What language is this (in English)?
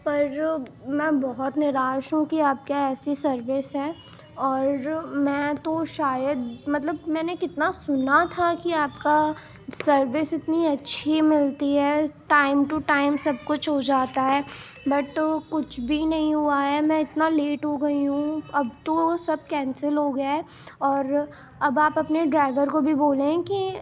Urdu